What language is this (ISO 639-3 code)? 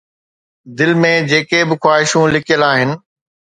snd